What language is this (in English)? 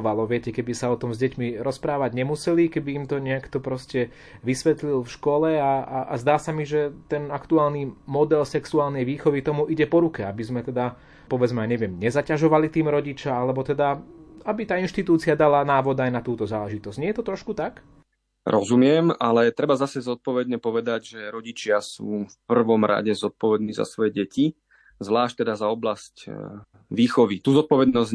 Slovak